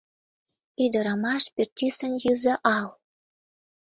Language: Mari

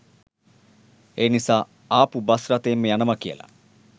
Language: Sinhala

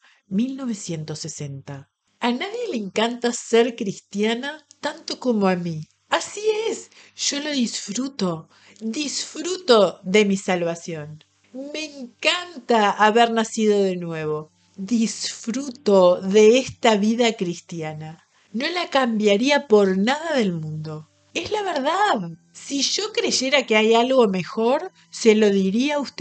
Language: Spanish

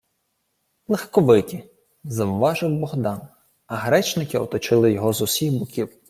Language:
Ukrainian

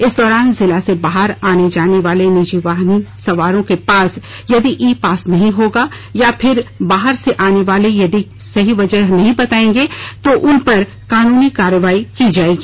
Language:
Hindi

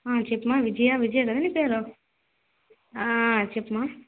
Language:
Telugu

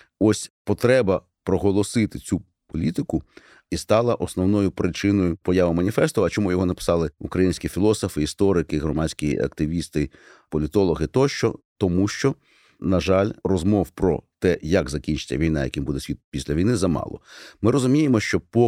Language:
Ukrainian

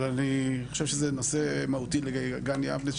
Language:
Hebrew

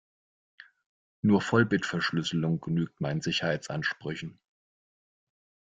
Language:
German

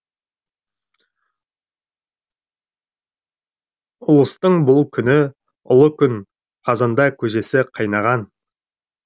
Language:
Kazakh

